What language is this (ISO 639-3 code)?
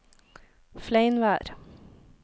nor